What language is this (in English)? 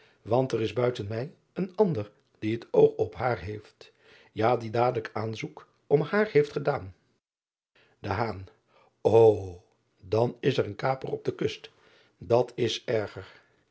Dutch